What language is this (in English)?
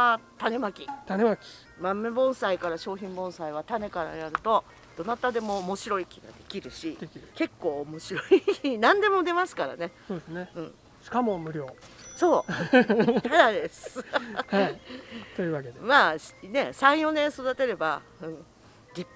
Japanese